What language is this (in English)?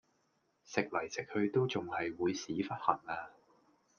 Cantonese